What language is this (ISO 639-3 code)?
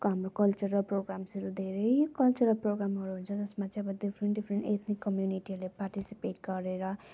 nep